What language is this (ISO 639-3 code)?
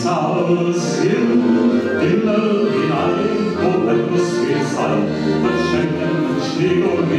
rus